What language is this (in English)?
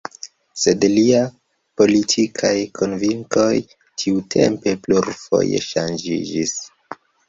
Esperanto